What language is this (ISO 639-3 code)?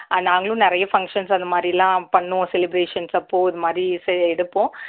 tam